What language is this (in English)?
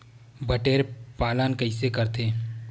Chhattisgarhi